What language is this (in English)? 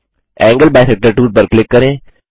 Hindi